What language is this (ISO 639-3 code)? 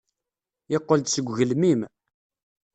kab